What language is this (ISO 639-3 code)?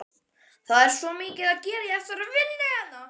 isl